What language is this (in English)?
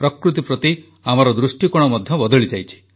Odia